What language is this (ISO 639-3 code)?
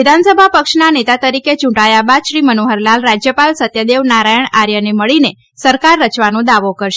guj